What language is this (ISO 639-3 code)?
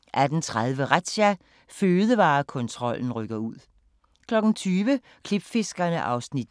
dan